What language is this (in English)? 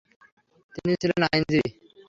Bangla